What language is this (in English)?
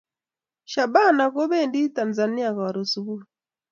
Kalenjin